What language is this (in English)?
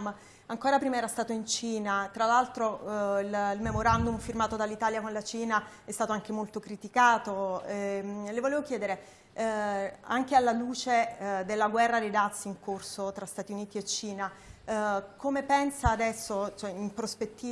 Italian